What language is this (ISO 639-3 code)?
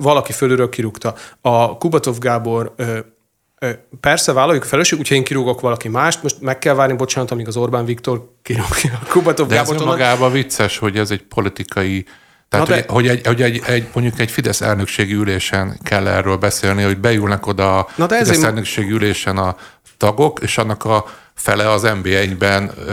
hun